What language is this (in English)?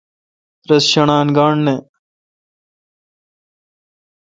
Kalkoti